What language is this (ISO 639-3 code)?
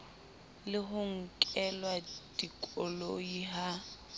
sot